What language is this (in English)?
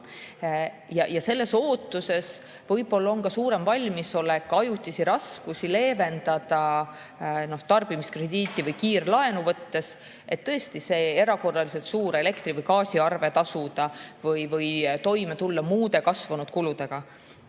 Estonian